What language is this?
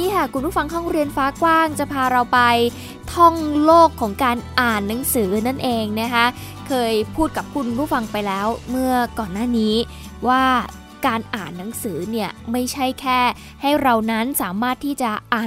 Thai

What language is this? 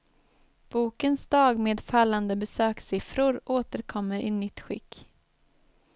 Swedish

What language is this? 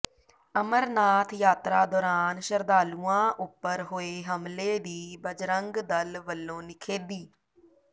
Punjabi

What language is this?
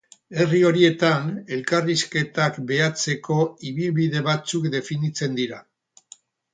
Basque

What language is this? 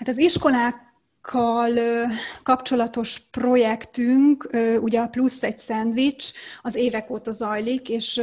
Hungarian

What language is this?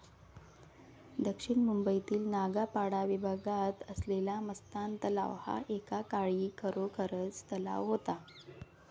Marathi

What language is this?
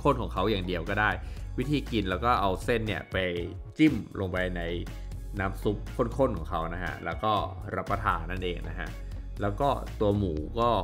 Thai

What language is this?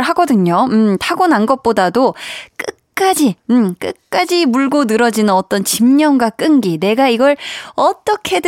Korean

